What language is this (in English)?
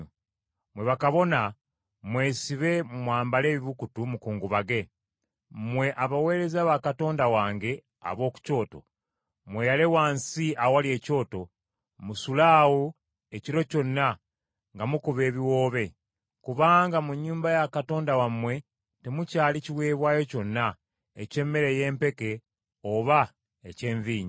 Ganda